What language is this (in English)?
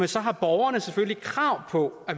Danish